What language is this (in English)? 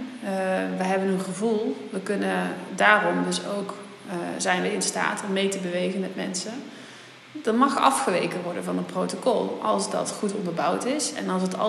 Dutch